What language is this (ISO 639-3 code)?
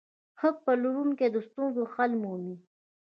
pus